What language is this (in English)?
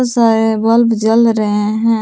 Hindi